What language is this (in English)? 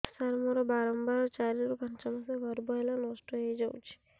Odia